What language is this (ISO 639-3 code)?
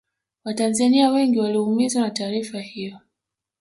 swa